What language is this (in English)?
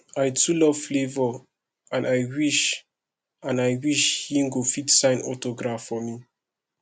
Nigerian Pidgin